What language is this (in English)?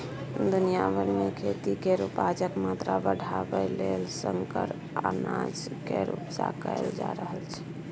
Maithili